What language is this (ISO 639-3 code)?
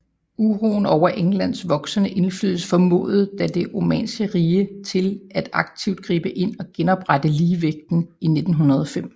dan